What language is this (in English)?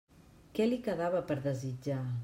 Catalan